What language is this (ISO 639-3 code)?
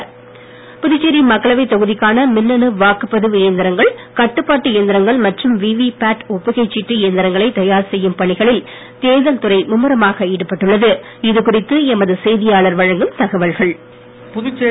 tam